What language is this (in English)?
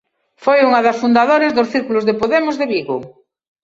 Galician